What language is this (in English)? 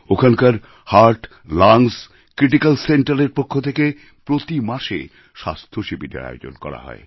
Bangla